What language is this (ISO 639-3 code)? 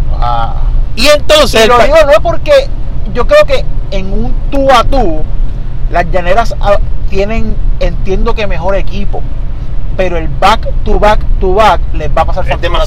spa